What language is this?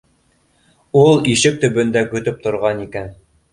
Bashkir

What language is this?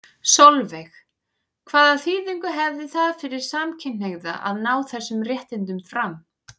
Icelandic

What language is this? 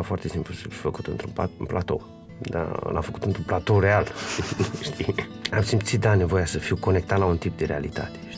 Romanian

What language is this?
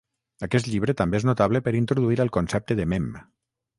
Catalan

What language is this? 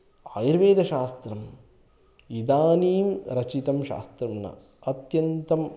Sanskrit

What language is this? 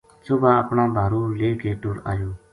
Gujari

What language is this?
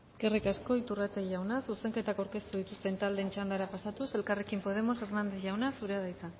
Basque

